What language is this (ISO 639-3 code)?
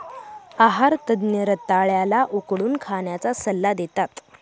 mar